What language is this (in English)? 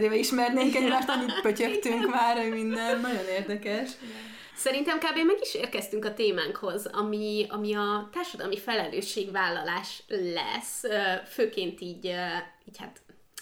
Hungarian